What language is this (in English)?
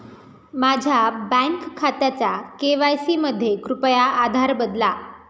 Marathi